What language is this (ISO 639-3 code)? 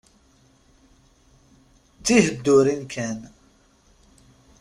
kab